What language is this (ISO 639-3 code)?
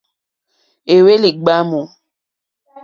bri